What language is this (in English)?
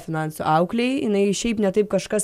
Lithuanian